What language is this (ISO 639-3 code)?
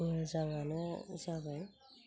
brx